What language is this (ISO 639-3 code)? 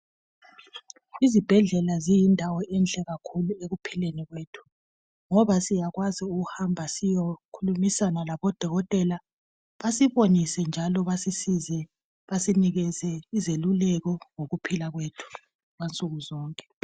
nde